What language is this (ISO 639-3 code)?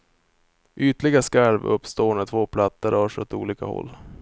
swe